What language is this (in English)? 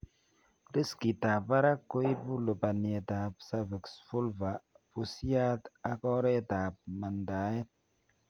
Kalenjin